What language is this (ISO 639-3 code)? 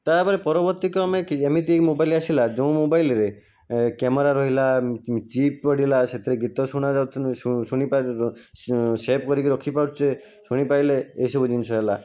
ori